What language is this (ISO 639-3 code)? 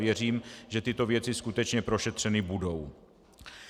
ces